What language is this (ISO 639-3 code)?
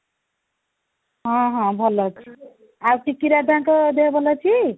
ori